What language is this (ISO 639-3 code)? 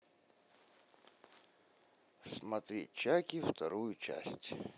rus